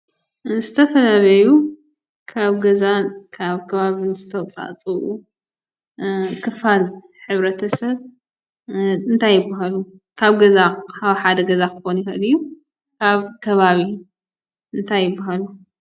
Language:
Tigrinya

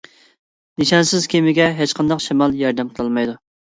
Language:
Uyghur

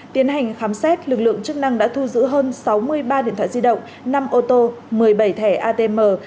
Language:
Vietnamese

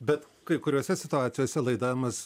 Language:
Lithuanian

